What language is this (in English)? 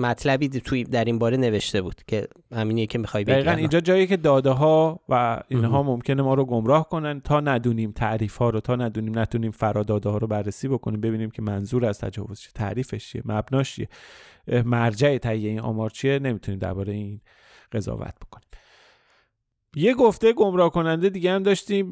Persian